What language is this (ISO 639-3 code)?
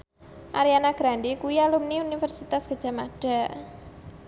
jav